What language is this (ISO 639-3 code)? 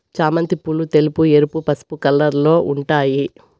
tel